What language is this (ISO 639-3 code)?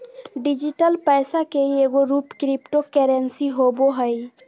mag